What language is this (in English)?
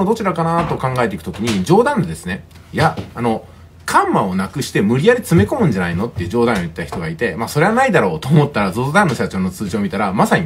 Japanese